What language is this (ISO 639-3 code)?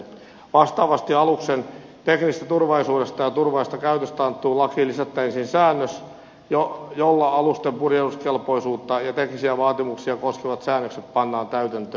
fin